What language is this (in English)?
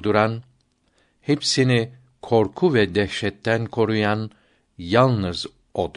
Turkish